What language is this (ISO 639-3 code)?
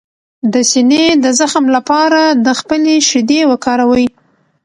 pus